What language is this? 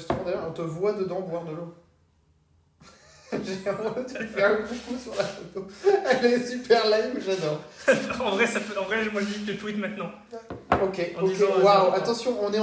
French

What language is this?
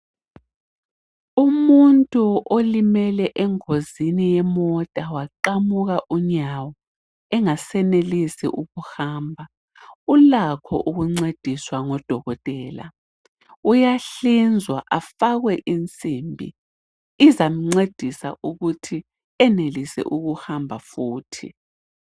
North Ndebele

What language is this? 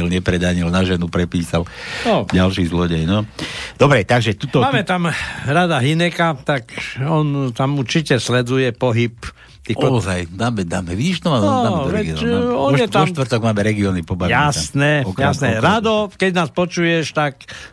Slovak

